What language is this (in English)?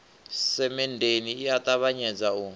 Venda